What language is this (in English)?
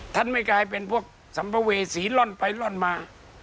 Thai